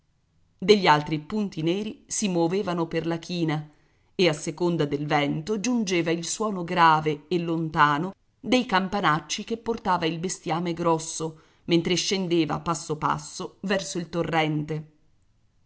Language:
Italian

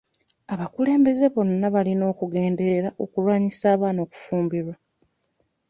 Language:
Ganda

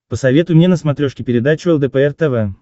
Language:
Russian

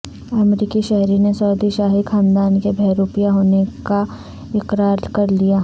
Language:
Urdu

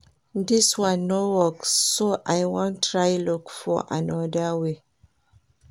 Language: Nigerian Pidgin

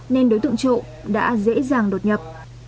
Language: Vietnamese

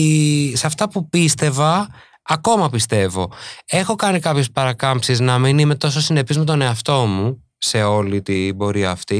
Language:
Greek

